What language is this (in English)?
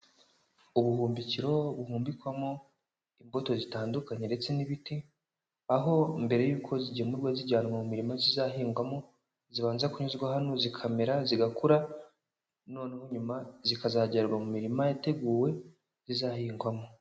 Kinyarwanda